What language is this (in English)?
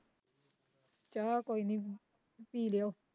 Punjabi